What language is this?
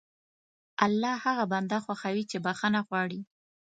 Pashto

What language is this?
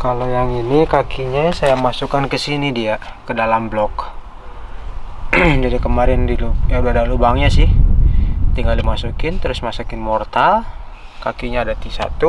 Indonesian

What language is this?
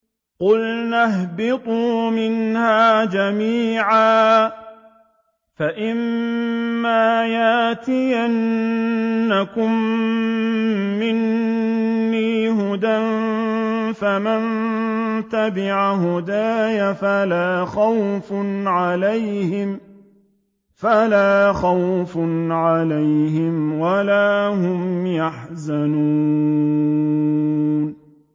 Arabic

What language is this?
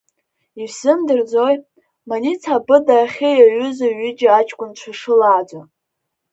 Abkhazian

